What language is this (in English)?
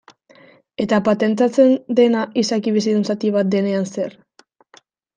Basque